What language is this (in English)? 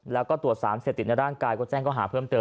Thai